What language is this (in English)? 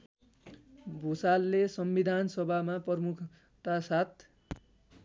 Nepali